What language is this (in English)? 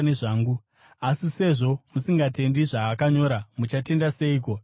Shona